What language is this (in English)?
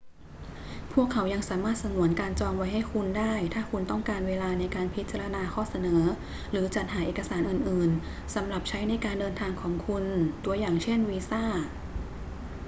Thai